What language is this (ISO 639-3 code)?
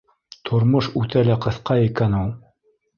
bak